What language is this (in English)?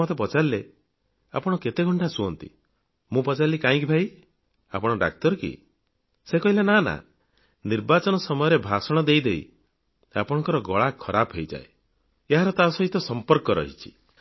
Odia